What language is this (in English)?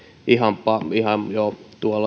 Finnish